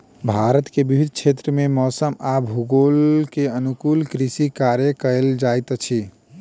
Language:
Maithili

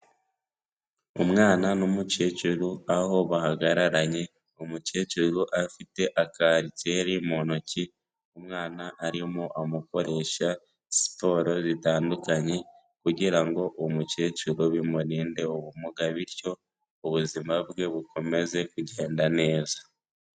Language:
Kinyarwanda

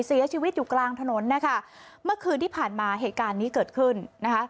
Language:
Thai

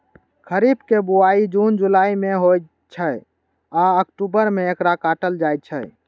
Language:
Maithili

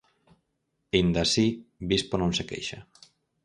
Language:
Galician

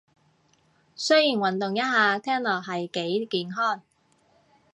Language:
Cantonese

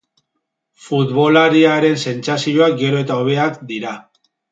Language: Basque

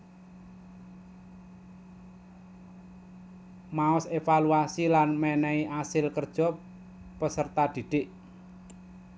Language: Javanese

